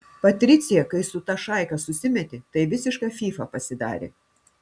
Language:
Lithuanian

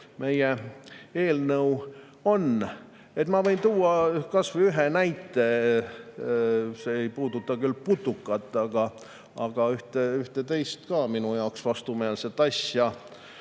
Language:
Estonian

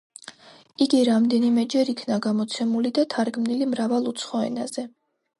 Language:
Georgian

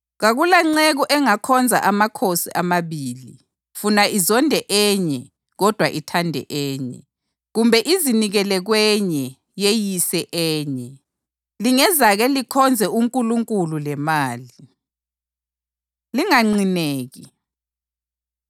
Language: North Ndebele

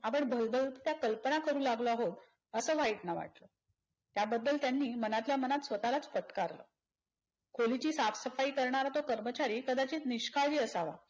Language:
Marathi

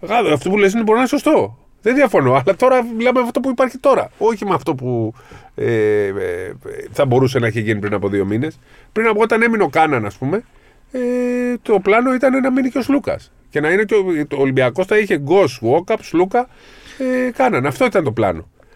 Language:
Greek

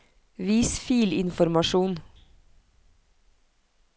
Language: Norwegian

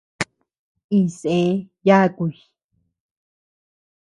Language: Tepeuxila Cuicatec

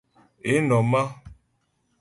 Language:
Ghomala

